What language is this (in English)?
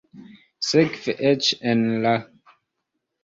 Esperanto